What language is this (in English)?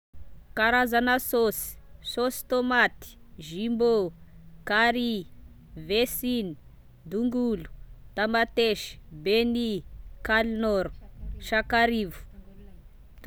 Tesaka Malagasy